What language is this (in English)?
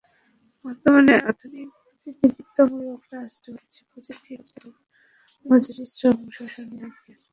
Bangla